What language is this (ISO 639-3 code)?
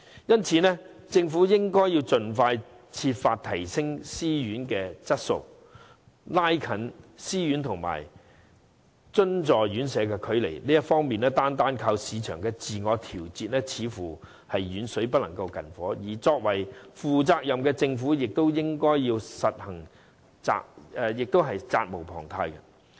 yue